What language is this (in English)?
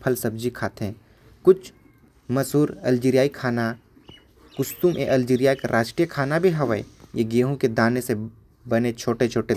Korwa